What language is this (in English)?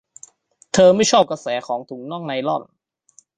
Thai